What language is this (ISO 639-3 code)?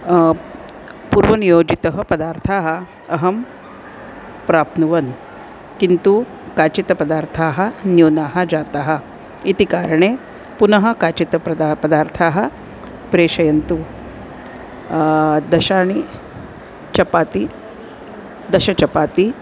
san